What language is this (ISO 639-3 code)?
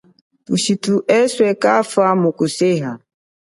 cjk